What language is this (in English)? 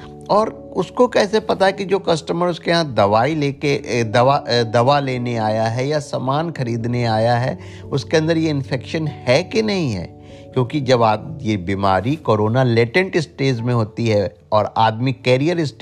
Hindi